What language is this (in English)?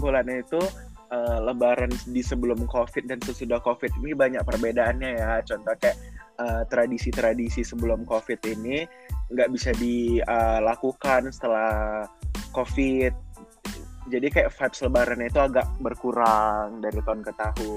Indonesian